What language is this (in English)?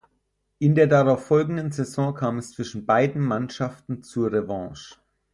German